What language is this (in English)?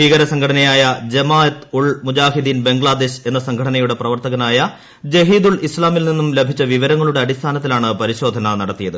Malayalam